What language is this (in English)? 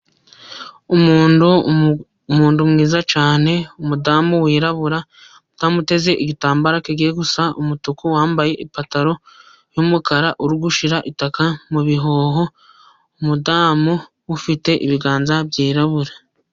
Kinyarwanda